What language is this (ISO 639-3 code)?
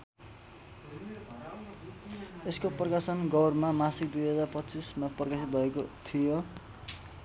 nep